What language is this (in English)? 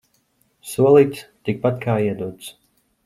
Latvian